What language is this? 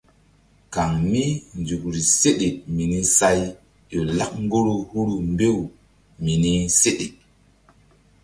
Mbum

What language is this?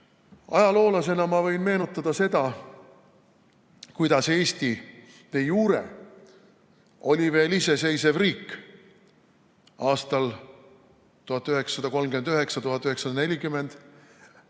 Estonian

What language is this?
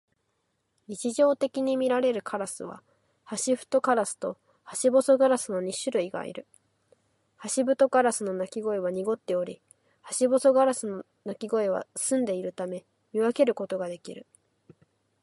Japanese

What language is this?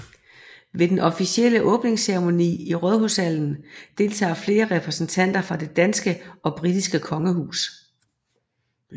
Danish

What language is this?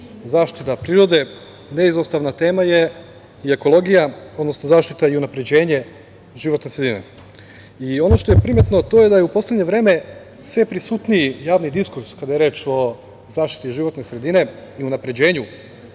Serbian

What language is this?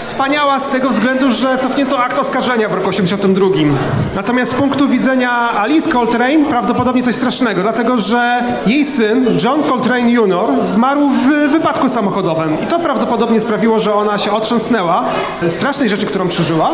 Polish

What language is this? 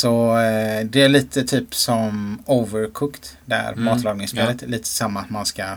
Swedish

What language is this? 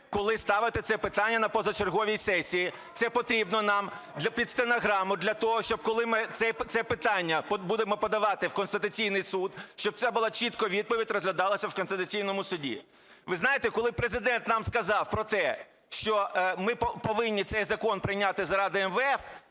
Ukrainian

